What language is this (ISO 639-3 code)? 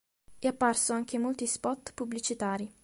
ita